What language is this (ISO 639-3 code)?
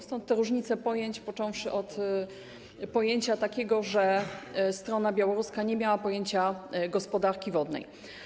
pol